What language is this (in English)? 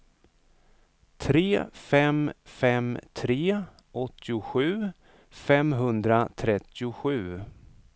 Swedish